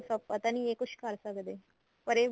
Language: Punjabi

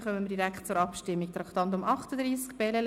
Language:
Swiss German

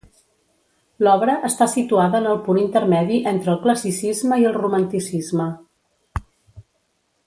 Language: Catalan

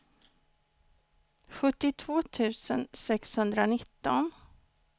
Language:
Swedish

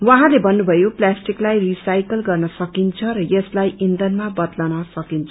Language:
Nepali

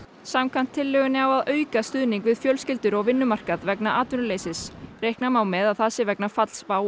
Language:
Icelandic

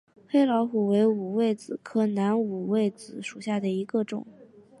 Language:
Chinese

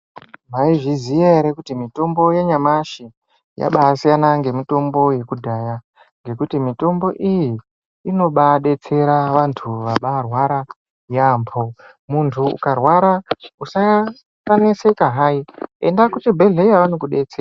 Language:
Ndau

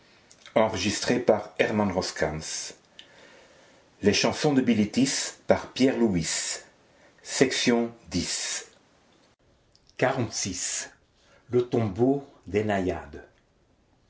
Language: French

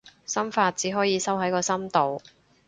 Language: Cantonese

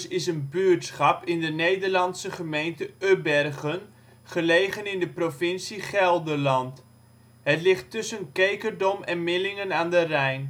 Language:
Dutch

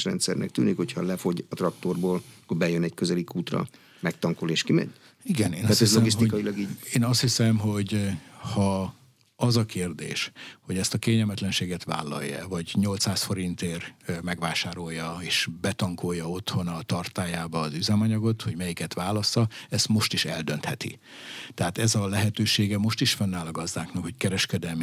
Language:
Hungarian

